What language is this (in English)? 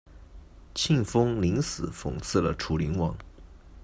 Chinese